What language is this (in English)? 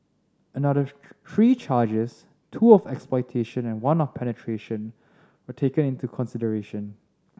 English